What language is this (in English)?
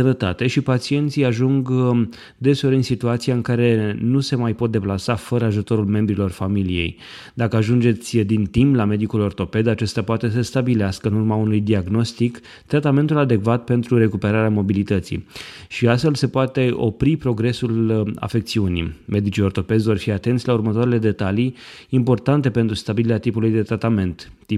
Romanian